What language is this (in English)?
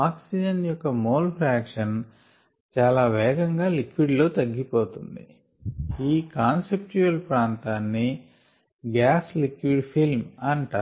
Telugu